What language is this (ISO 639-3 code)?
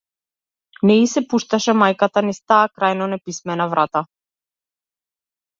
mkd